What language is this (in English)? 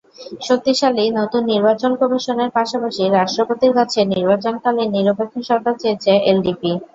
Bangla